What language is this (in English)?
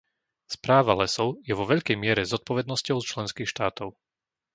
Slovak